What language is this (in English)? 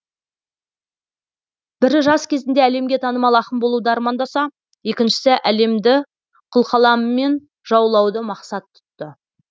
Kazakh